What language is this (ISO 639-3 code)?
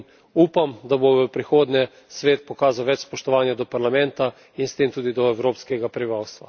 slv